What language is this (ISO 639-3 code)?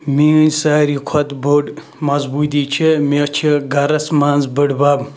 kas